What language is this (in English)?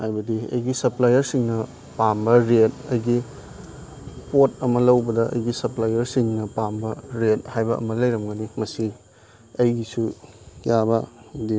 Manipuri